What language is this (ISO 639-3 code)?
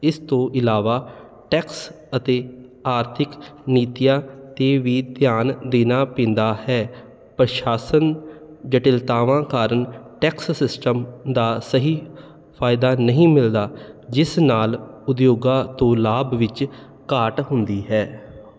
pan